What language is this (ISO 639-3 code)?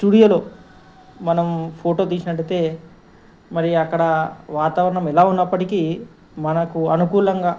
tel